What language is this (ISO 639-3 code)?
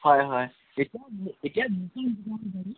asm